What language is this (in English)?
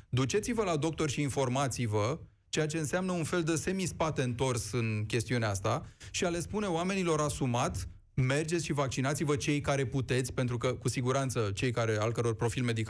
Romanian